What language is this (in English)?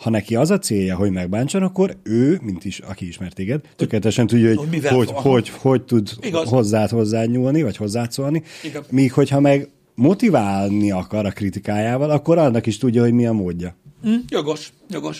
Hungarian